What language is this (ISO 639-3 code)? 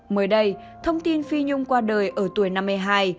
vie